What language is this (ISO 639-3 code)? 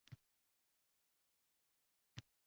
uzb